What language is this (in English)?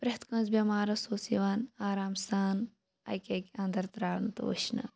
Kashmiri